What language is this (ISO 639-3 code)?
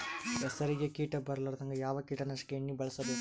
kan